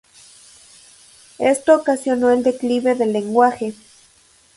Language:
Spanish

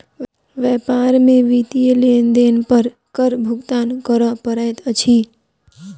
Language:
Maithili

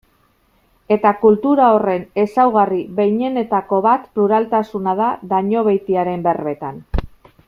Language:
Basque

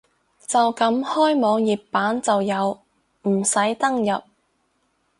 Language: Cantonese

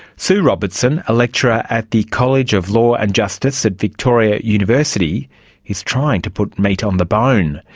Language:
English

